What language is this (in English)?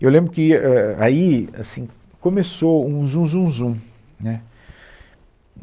Portuguese